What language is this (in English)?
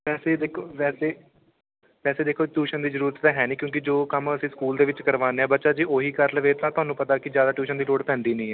Punjabi